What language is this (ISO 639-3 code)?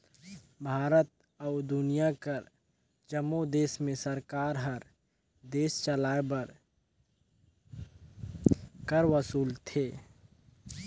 hne